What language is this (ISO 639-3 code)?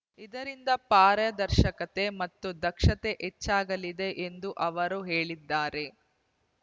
kan